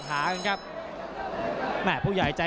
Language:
Thai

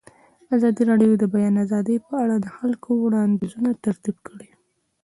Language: Pashto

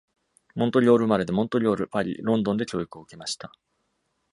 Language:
Japanese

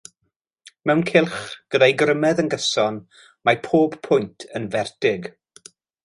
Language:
Welsh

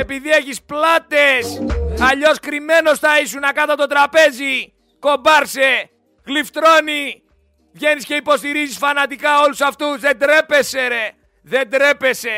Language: Greek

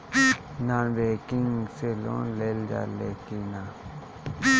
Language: Bhojpuri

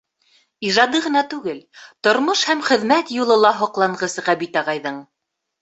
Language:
Bashkir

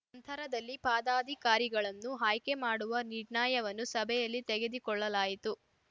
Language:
Kannada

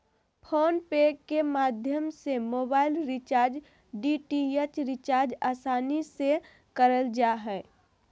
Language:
Magahi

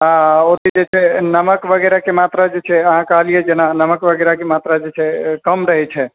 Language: Maithili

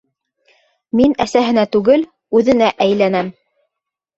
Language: Bashkir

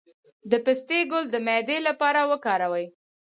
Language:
Pashto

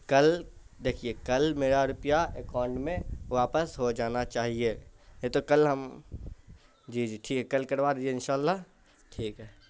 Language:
Urdu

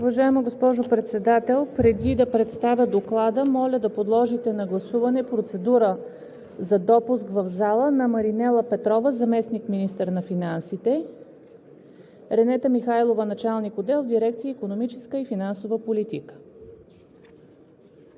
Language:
Bulgarian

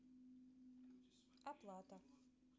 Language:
Russian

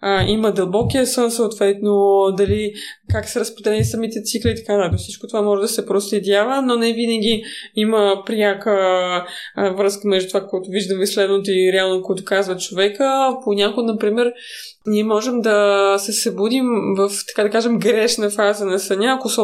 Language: Bulgarian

